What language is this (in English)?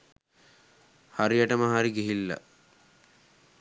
Sinhala